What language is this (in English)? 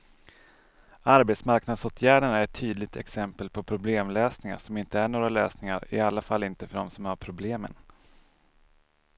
Swedish